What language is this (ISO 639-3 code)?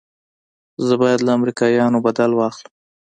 pus